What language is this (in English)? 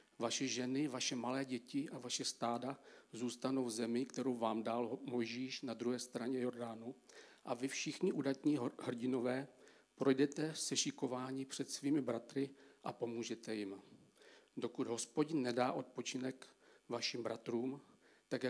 Czech